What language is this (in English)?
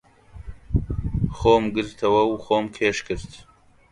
Central Kurdish